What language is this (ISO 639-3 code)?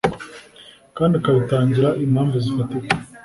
kin